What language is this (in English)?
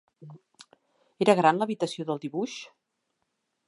Catalan